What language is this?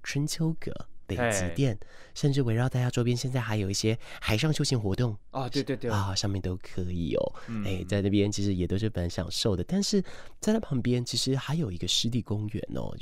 Chinese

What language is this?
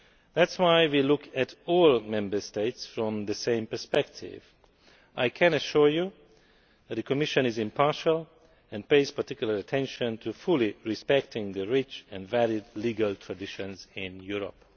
English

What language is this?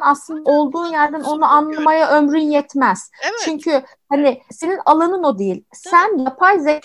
Turkish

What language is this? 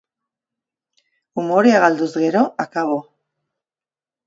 Basque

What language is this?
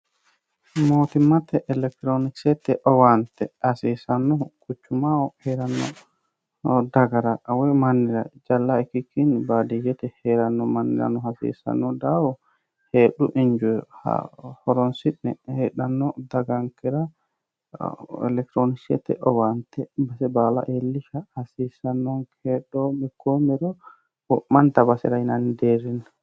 Sidamo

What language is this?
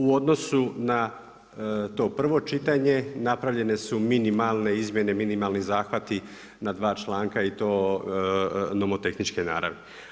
Croatian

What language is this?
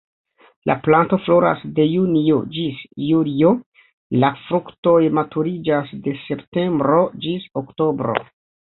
Esperanto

